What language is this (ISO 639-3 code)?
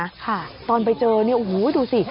tha